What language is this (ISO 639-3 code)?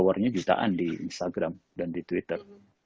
ind